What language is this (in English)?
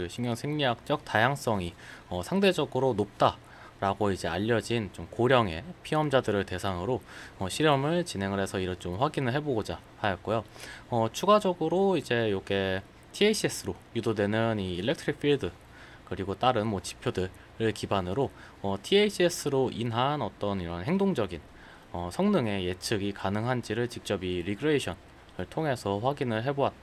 Korean